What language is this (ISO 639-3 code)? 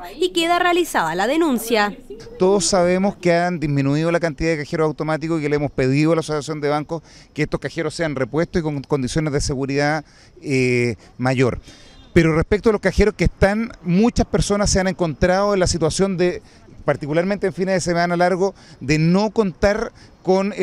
spa